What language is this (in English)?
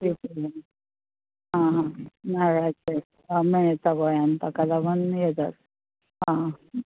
Konkani